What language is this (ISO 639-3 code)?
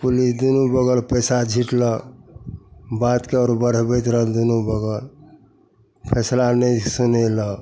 mai